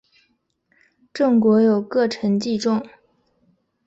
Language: Chinese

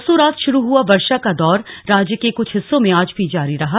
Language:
Hindi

